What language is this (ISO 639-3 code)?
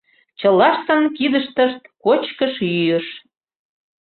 chm